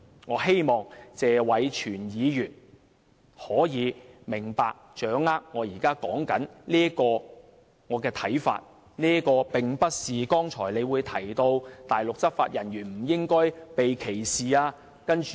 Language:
Cantonese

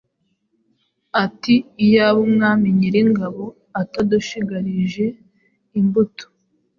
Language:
Kinyarwanda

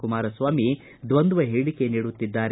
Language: Kannada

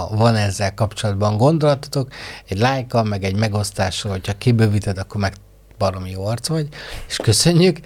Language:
Hungarian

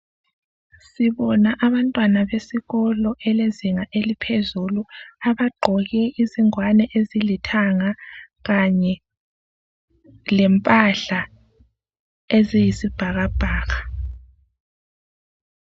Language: North Ndebele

